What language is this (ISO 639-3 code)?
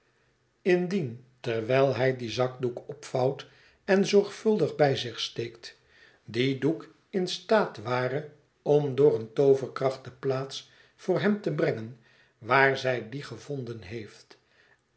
nld